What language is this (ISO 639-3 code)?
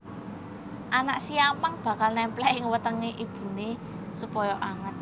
jav